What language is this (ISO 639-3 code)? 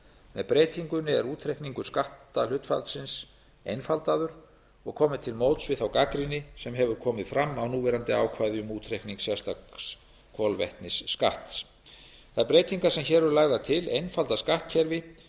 isl